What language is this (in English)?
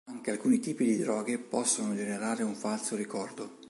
Italian